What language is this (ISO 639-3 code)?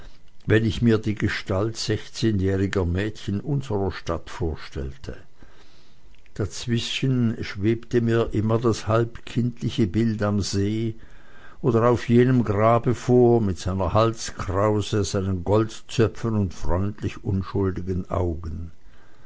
deu